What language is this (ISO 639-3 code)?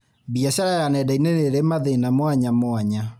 kik